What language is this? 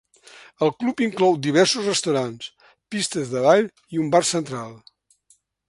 Catalan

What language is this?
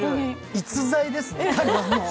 Japanese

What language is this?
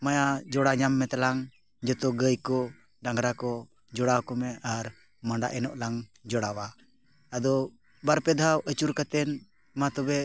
Santali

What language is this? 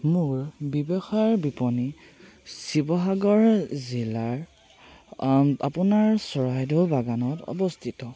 Assamese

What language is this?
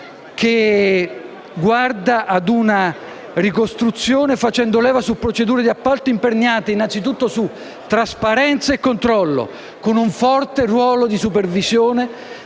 Italian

